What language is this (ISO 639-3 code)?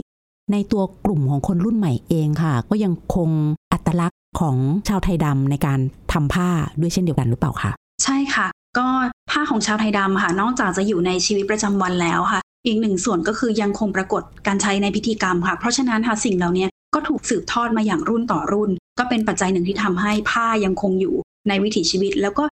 tha